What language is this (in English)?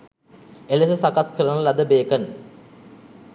Sinhala